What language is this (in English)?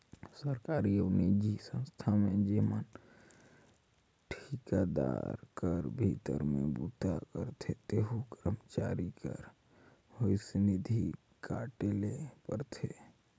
Chhattisgarhi